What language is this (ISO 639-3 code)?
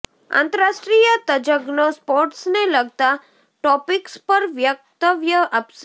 guj